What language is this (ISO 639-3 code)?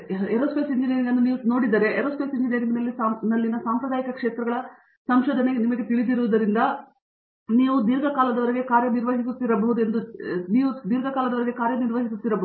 kan